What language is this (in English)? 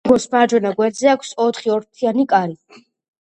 Georgian